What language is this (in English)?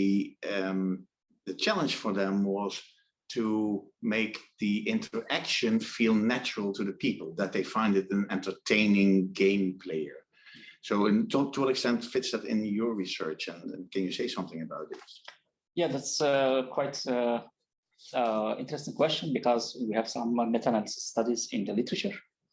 English